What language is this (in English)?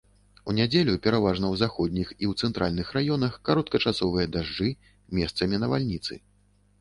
Belarusian